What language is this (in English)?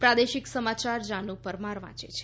Gujarati